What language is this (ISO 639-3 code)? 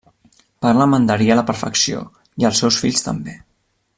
cat